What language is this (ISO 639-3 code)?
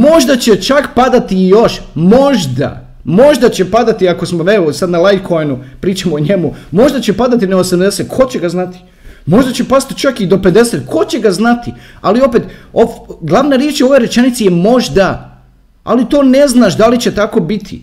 hrv